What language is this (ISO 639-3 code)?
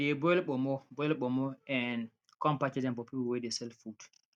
pcm